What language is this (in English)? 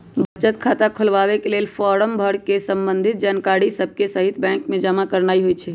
Magahi